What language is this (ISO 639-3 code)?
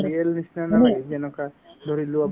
asm